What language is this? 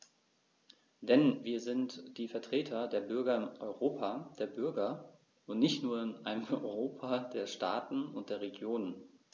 German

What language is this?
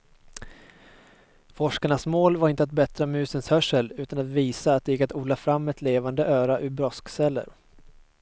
Swedish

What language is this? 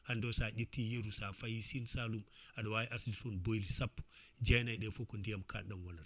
Fula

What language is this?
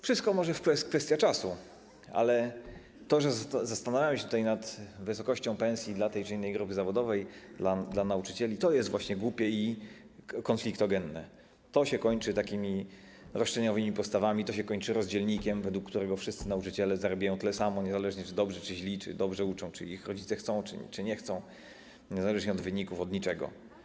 Polish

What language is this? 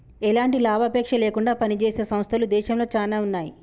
Telugu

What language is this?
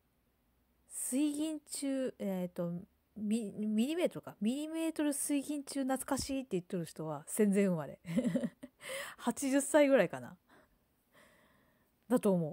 Japanese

